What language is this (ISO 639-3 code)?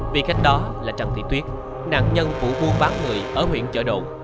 vie